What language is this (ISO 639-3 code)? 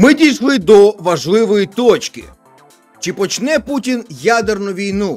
ukr